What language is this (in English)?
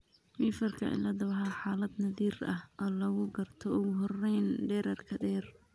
Somali